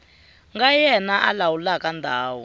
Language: Tsonga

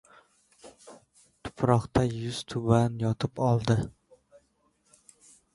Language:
Uzbek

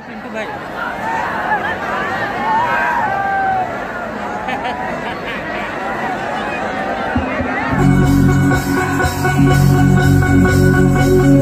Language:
Arabic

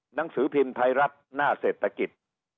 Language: Thai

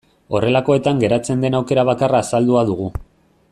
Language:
Basque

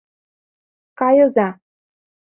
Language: Mari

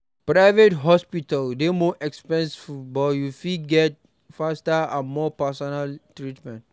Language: Nigerian Pidgin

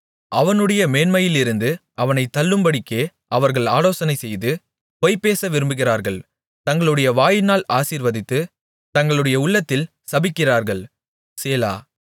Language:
Tamil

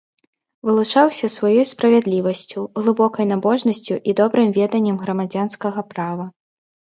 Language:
Belarusian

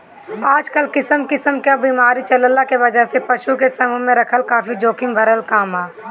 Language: Bhojpuri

